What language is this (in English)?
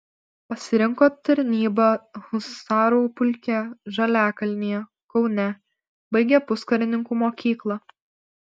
Lithuanian